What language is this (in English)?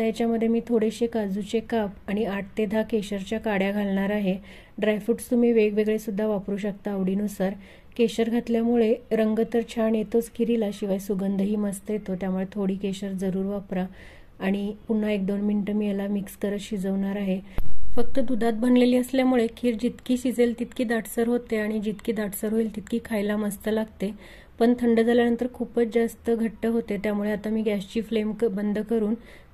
Marathi